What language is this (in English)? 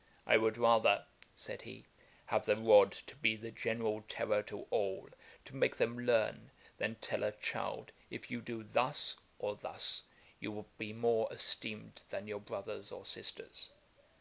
English